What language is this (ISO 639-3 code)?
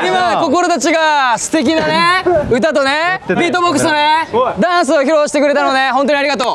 jpn